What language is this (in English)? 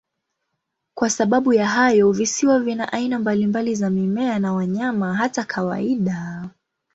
Swahili